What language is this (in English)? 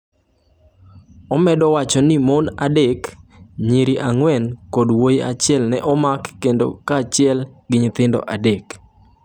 Luo (Kenya and Tanzania)